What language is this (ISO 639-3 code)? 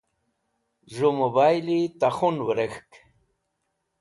wbl